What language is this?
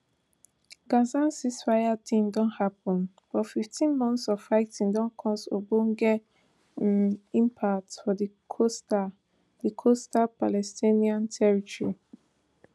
Nigerian Pidgin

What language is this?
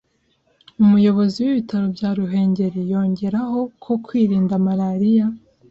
Kinyarwanda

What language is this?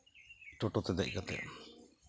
Santali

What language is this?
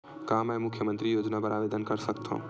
Chhattisgarhi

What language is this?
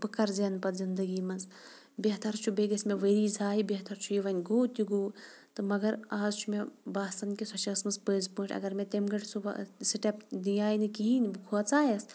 Kashmiri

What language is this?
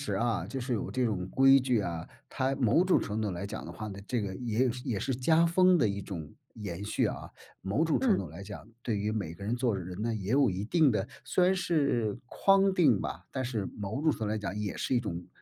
Chinese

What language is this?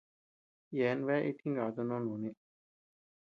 Tepeuxila Cuicatec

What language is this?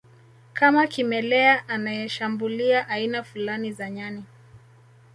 Swahili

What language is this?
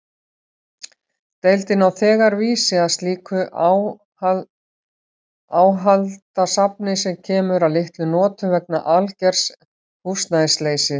Icelandic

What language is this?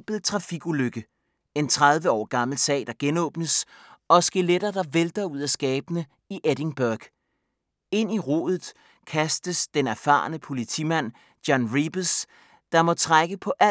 Danish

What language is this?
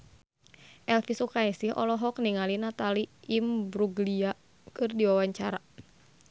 Sundanese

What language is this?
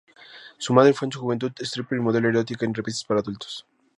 Spanish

